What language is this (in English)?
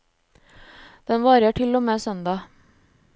Norwegian